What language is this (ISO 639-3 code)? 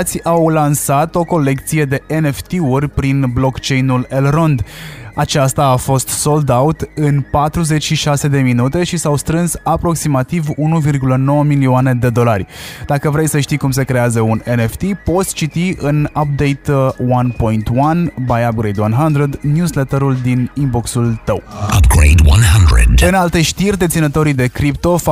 ron